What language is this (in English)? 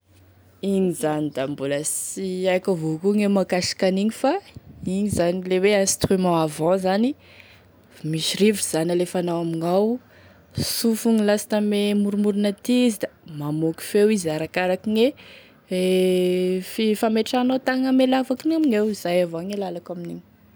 Tesaka Malagasy